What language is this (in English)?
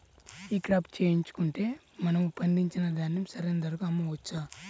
Telugu